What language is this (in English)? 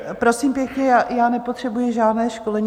Czech